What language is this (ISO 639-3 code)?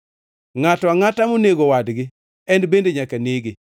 luo